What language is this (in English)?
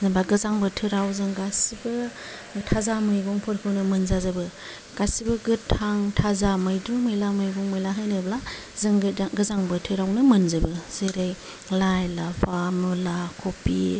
Bodo